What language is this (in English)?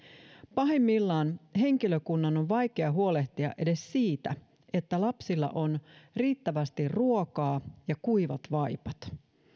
Finnish